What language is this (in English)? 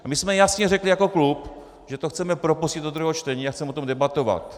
Czech